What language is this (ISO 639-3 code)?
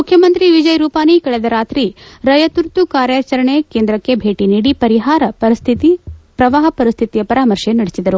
kan